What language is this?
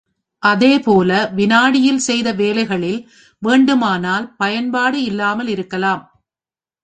Tamil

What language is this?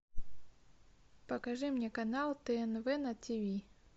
Russian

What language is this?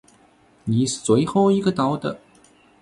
Chinese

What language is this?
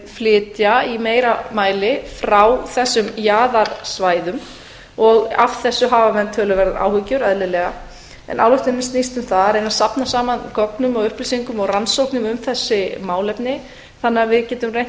Icelandic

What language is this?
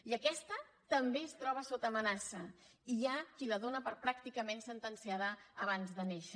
Catalan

